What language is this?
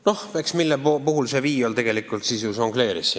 Estonian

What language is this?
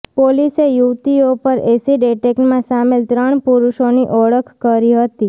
Gujarati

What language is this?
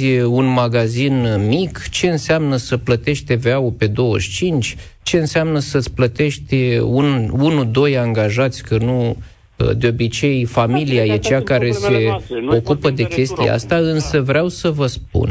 Romanian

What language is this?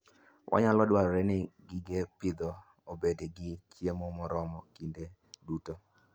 Luo (Kenya and Tanzania)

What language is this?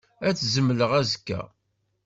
Kabyle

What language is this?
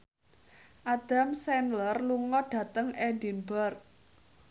Javanese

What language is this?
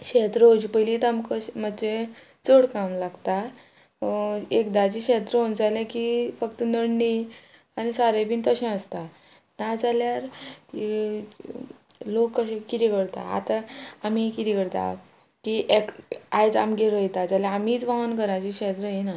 Konkani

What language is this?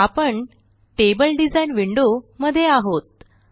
Marathi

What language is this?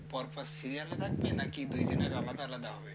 Bangla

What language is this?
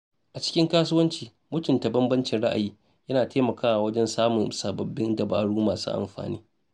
Hausa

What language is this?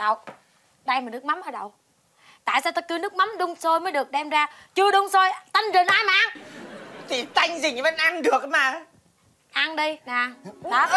Vietnamese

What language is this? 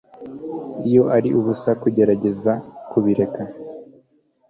Kinyarwanda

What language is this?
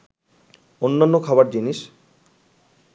Bangla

